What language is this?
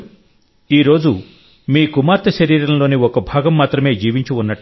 Telugu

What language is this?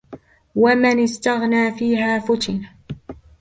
Arabic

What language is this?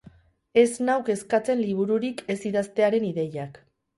Basque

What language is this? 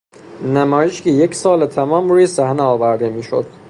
Persian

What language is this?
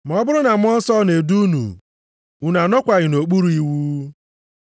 Igbo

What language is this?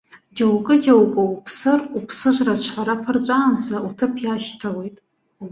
Abkhazian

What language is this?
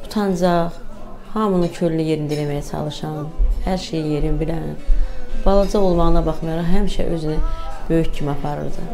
Turkish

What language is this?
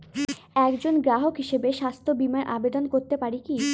Bangla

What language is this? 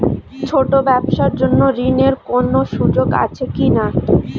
Bangla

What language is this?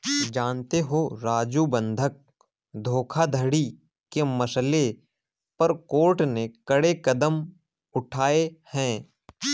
Hindi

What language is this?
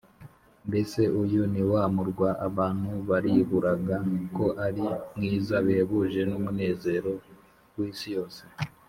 Kinyarwanda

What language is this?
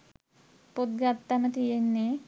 Sinhala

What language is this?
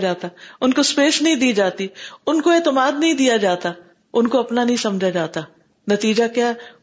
Urdu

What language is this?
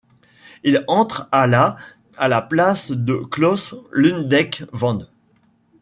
French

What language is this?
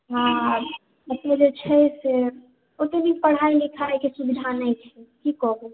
Maithili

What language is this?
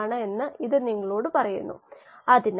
Malayalam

